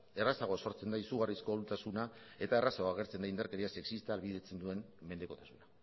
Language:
Basque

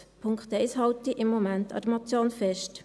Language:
Swiss German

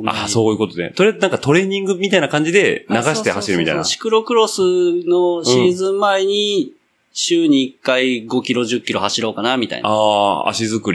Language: Japanese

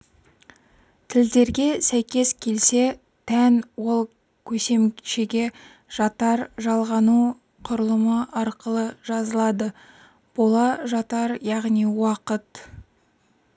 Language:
Kazakh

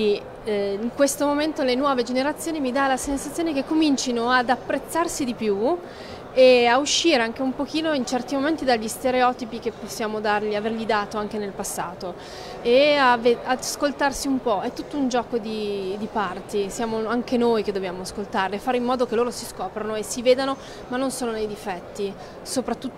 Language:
Italian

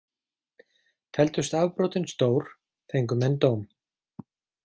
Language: Icelandic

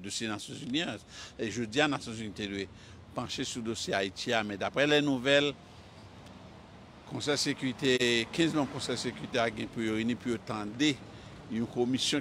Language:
French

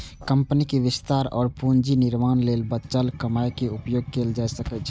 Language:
Maithili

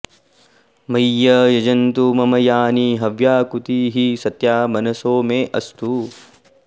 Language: Sanskrit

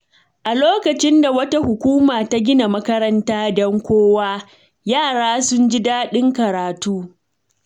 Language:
Hausa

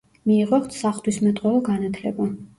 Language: Georgian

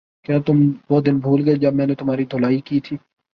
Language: Urdu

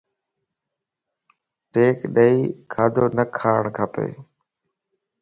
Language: Lasi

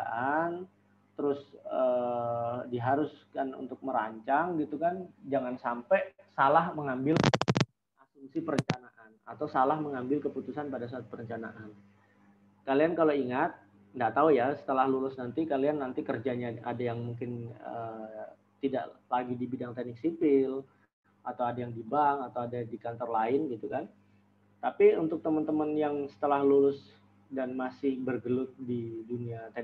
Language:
Indonesian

